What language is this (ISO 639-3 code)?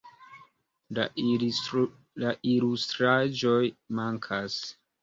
epo